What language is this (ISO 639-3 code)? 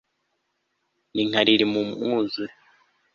kin